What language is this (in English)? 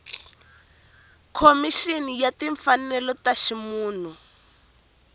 Tsonga